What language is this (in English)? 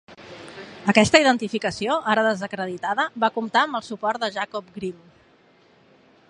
Catalan